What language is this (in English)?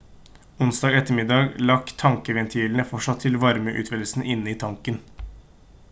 Norwegian Bokmål